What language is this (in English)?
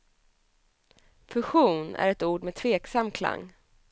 Swedish